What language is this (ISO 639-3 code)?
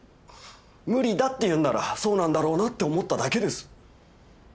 jpn